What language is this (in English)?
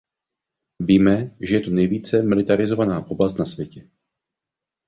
Czech